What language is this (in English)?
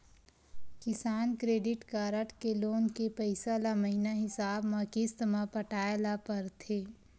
Chhattisgarhi